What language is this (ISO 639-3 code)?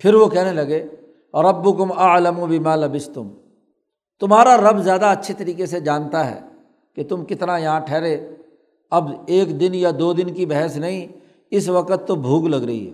urd